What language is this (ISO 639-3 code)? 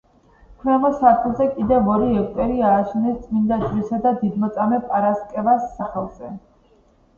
kat